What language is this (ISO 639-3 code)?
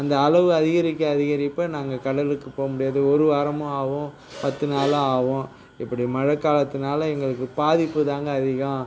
tam